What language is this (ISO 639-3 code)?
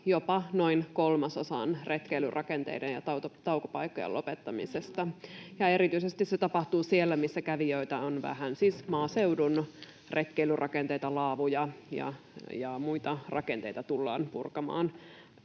fin